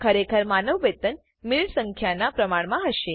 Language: Gujarati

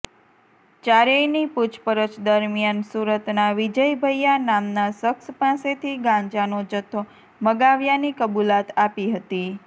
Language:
Gujarati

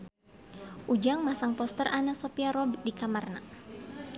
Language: Sundanese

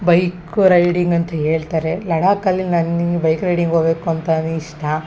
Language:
Kannada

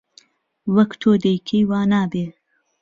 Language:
Central Kurdish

